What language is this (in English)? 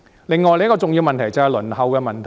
Cantonese